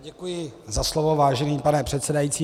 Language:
Czech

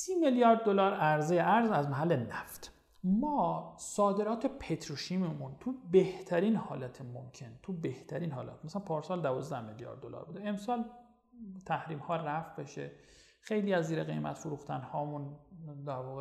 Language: Persian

